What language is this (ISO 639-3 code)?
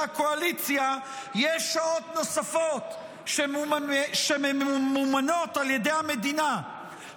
heb